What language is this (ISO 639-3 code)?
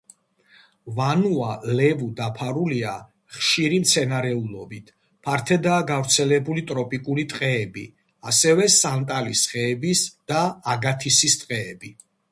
kat